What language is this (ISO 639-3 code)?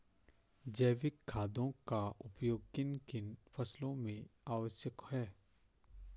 hin